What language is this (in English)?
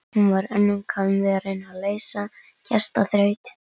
Icelandic